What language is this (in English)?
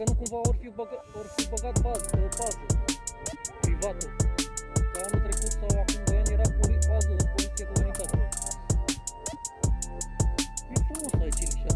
Romanian